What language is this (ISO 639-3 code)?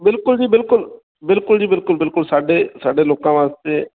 pan